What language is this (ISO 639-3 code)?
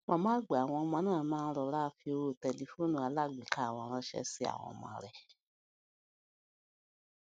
yor